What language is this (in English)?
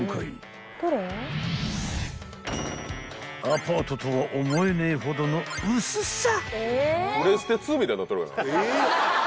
Japanese